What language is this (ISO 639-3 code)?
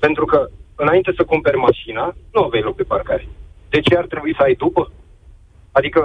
ron